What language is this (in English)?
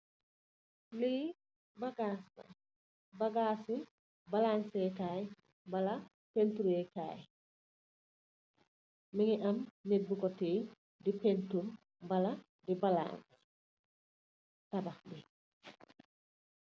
Wolof